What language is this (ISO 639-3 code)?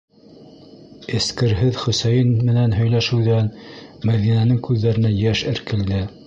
bak